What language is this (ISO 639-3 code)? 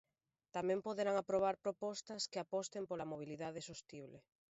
glg